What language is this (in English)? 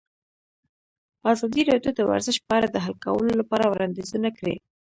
Pashto